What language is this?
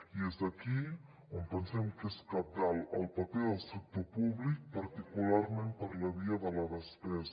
Catalan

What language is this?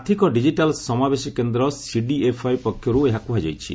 Odia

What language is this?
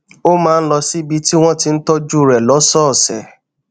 Yoruba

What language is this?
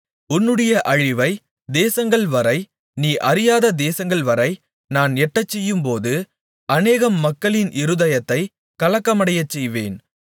Tamil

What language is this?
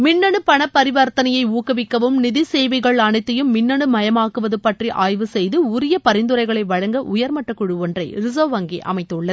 Tamil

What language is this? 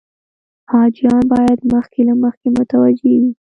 Pashto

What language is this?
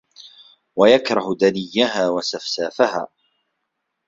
Arabic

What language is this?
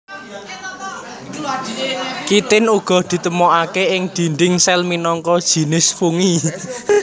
Javanese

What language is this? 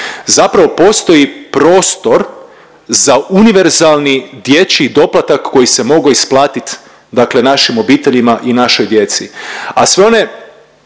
Croatian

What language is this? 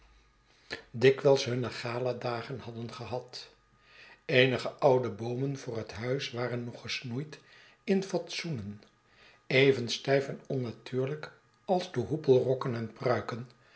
Dutch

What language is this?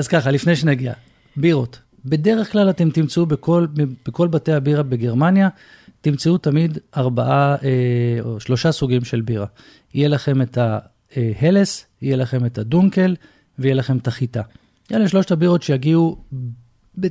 Hebrew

